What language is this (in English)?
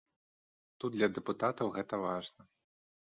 Belarusian